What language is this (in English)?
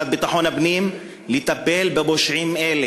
Hebrew